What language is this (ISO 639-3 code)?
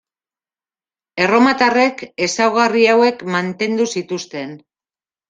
eus